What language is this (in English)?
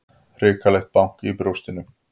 Icelandic